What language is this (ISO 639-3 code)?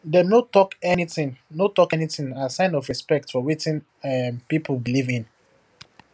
pcm